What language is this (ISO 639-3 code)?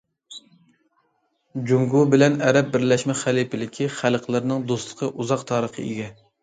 uig